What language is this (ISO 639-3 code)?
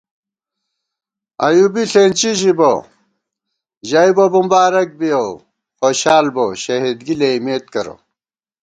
gwt